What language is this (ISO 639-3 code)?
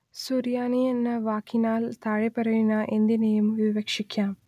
mal